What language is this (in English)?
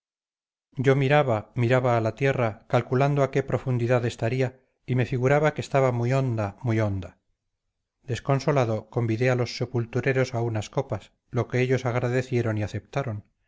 Spanish